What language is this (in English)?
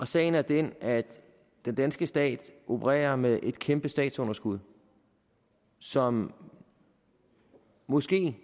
Danish